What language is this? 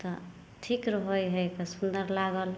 Maithili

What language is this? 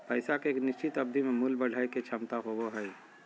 Magahi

